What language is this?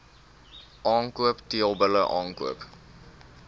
Afrikaans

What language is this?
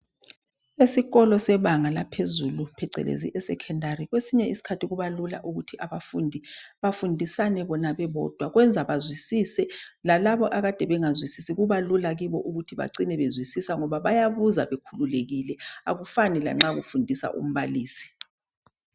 North Ndebele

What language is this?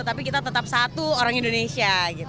Indonesian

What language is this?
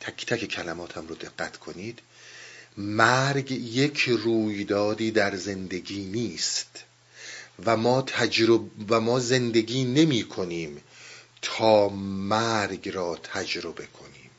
Persian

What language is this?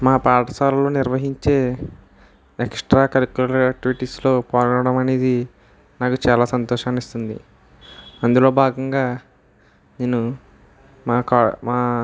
Telugu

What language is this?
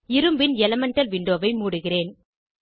Tamil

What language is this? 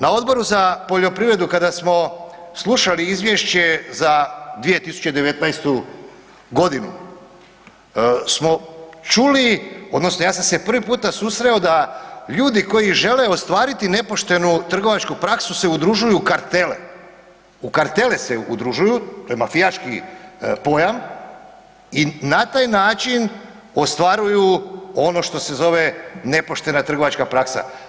Croatian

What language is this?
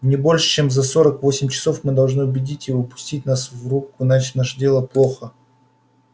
Russian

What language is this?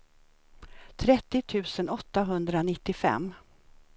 Swedish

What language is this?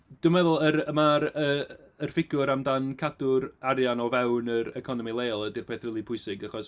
Welsh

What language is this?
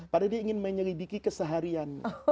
Indonesian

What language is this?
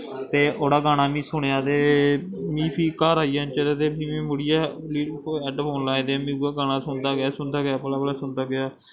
Dogri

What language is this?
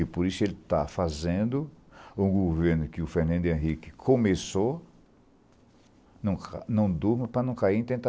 Portuguese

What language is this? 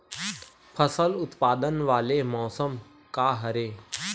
Chhattisgarhi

